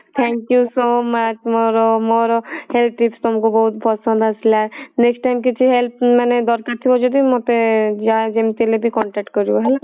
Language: Odia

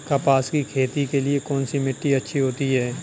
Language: Hindi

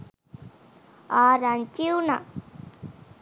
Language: Sinhala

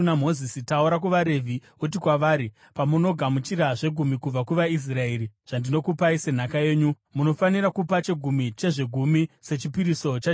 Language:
Shona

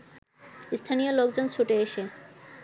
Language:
Bangla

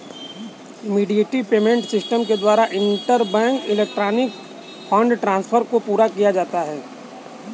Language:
Hindi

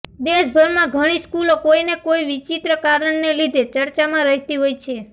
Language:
Gujarati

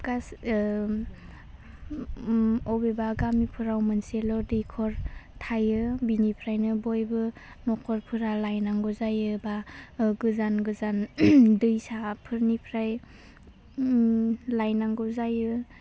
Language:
Bodo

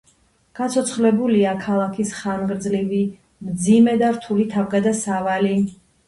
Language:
Georgian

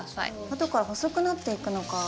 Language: Japanese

